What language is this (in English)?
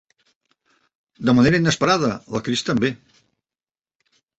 Catalan